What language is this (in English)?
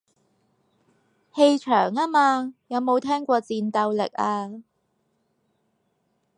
Cantonese